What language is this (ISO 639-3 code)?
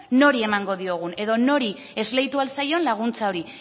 eus